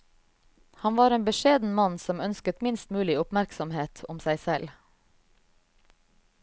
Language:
Norwegian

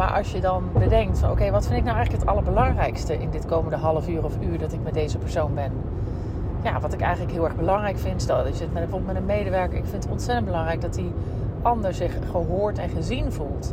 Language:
Dutch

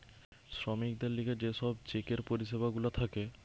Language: Bangla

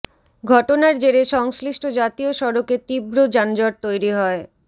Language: Bangla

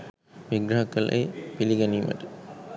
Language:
Sinhala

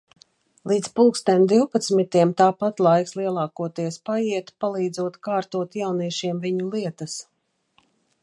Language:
Latvian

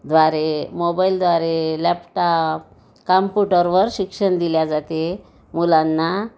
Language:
Marathi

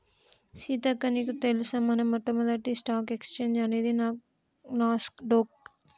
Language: Telugu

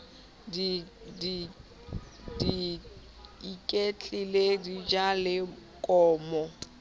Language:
Southern Sotho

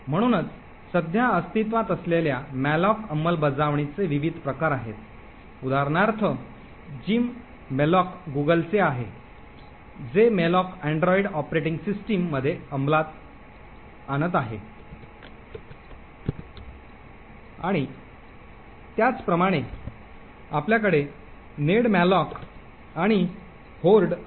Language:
Marathi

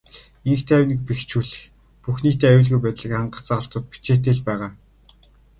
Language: Mongolian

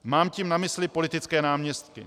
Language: Czech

